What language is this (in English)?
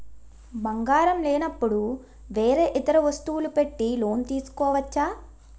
Telugu